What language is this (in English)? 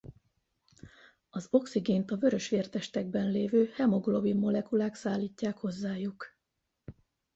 Hungarian